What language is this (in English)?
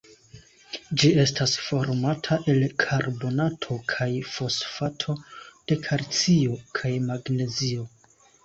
Esperanto